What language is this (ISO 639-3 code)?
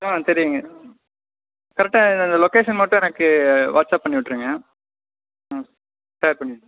tam